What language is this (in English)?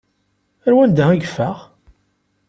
Kabyle